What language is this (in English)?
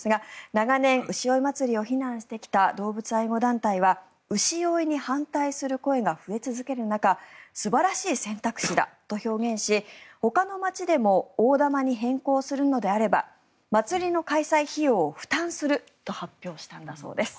Japanese